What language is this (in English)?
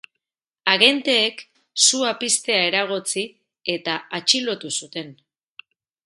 Basque